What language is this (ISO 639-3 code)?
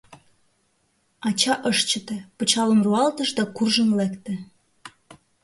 chm